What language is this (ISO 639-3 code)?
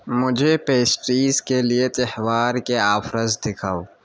urd